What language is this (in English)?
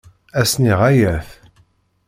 Kabyle